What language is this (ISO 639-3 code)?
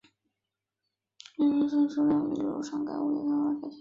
zho